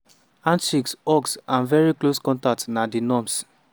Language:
Nigerian Pidgin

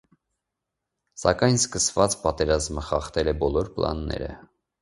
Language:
Armenian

